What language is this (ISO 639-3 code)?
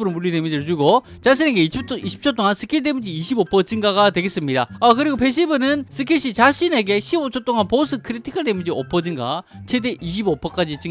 kor